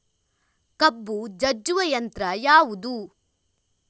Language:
Kannada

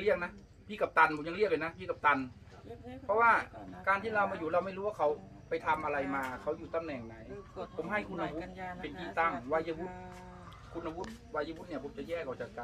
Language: Thai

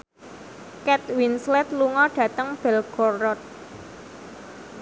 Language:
Javanese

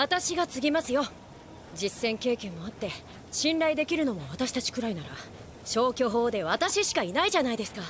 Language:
Japanese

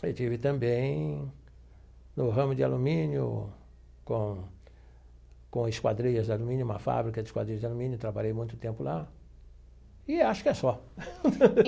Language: Portuguese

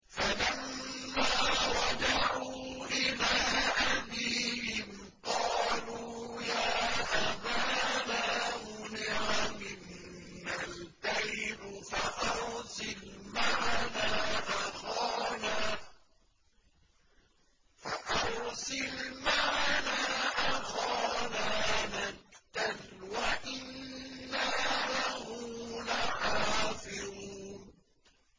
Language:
Arabic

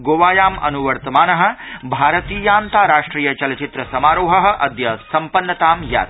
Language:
Sanskrit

